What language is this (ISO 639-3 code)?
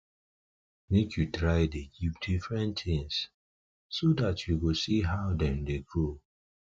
pcm